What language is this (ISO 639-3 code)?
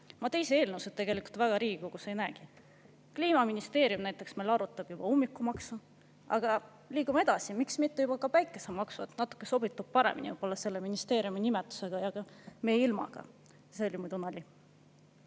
est